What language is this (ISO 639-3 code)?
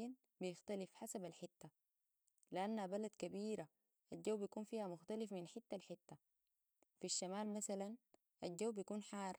apd